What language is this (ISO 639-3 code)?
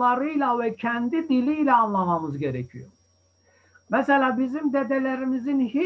tur